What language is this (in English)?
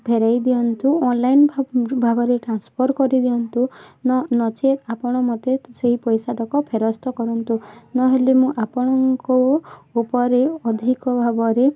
Odia